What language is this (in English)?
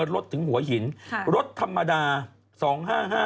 Thai